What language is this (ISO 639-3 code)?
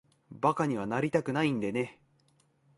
jpn